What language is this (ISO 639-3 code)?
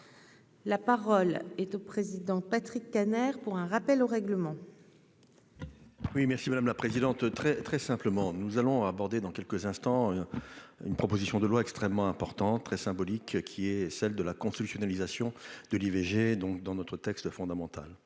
fra